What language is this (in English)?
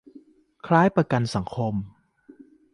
Thai